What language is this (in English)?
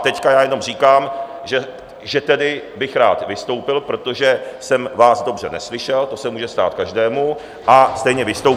Czech